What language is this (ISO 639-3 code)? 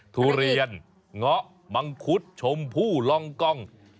tha